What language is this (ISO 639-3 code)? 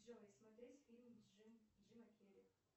rus